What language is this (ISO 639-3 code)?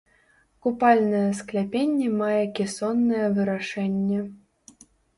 bel